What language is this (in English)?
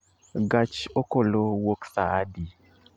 Luo (Kenya and Tanzania)